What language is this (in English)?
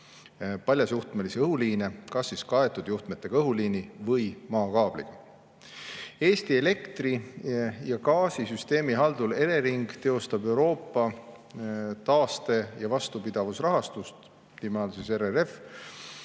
Estonian